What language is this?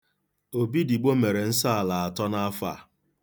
Igbo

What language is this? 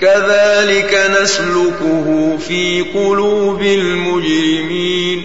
Arabic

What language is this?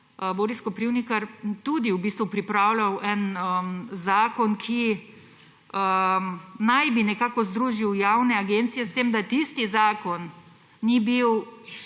Slovenian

